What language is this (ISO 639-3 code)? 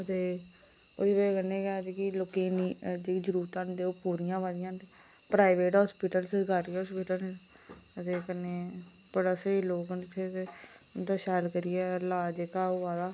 doi